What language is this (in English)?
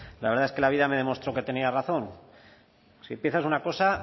Spanish